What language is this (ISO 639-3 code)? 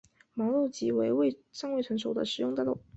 zho